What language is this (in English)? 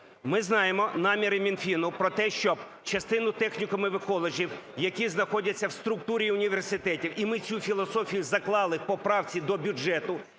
Ukrainian